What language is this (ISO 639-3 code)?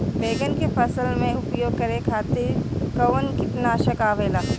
bho